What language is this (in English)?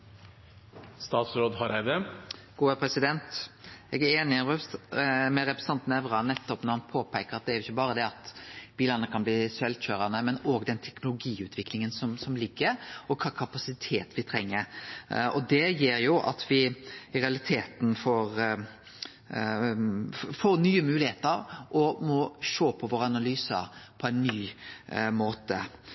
Norwegian